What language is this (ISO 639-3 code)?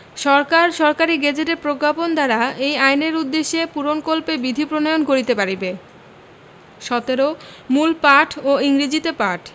ben